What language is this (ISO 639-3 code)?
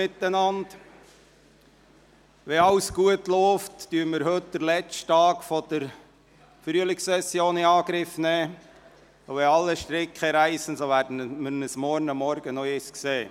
gsw